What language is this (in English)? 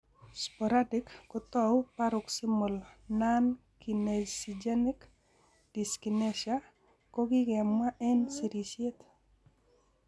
Kalenjin